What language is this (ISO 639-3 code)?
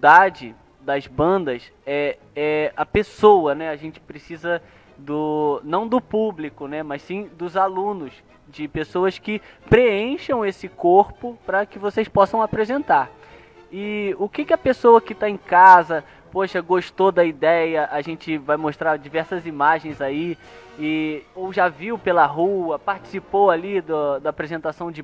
por